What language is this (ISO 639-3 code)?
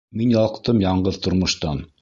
bak